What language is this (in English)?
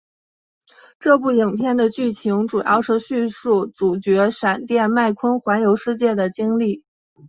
Chinese